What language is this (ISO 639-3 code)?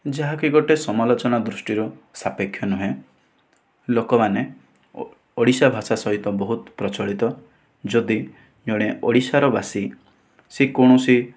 ori